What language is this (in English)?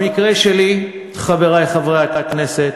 Hebrew